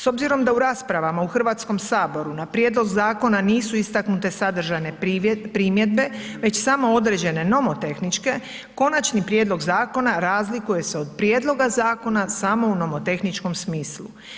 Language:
Croatian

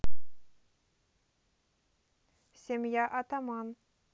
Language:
Russian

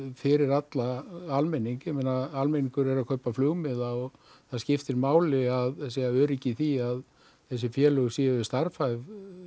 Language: Icelandic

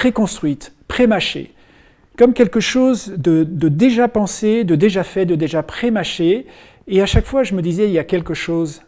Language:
French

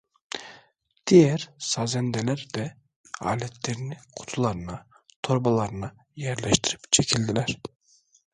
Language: Turkish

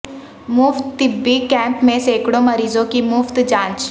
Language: Urdu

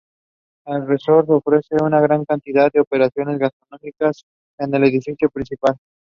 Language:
English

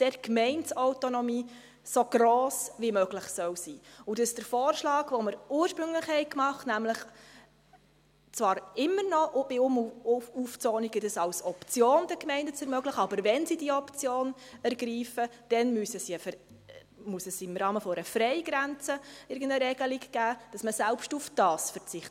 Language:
Swiss German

